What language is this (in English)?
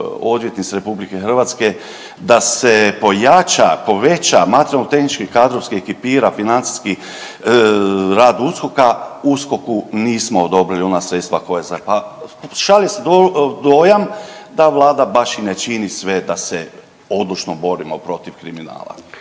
Croatian